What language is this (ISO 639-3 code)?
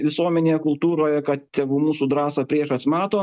lit